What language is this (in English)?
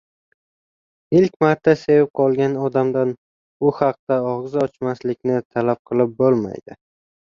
Uzbek